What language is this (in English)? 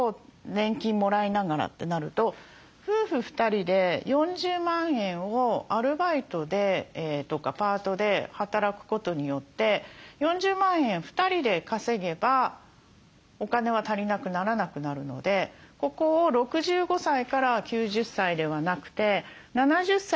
Japanese